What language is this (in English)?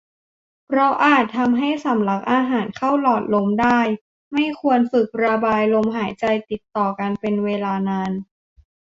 Thai